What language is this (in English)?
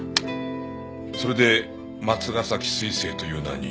Japanese